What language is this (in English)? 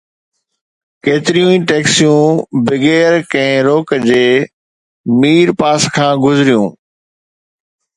Sindhi